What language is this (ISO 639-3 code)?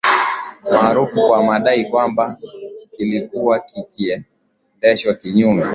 swa